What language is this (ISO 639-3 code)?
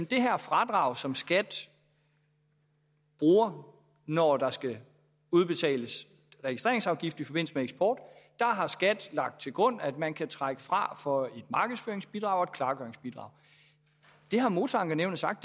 dan